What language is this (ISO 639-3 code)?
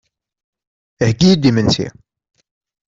kab